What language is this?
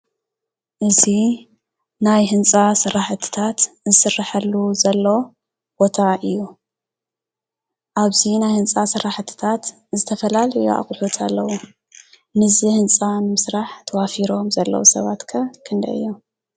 Tigrinya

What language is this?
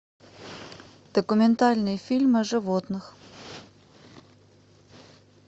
Russian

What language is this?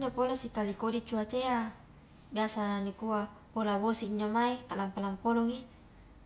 Highland Konjo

